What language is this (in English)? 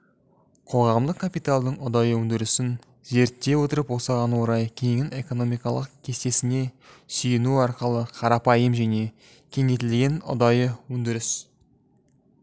Kazakh